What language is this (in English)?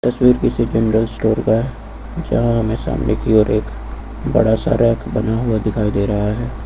Hindi